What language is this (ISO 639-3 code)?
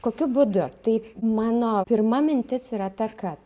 lit